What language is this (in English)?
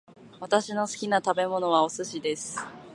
Japanese